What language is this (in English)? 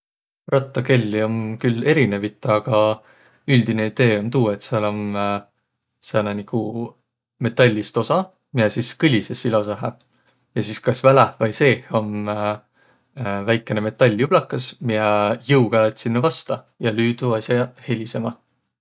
Võro